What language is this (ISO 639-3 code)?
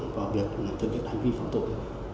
vie